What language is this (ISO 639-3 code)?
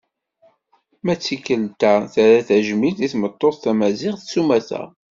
kab